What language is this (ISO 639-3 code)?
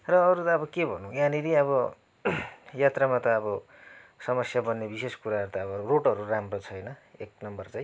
nep